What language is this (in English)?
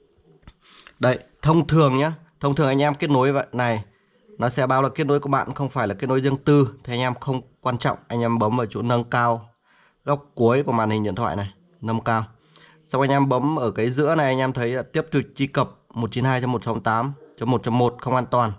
Vietnamese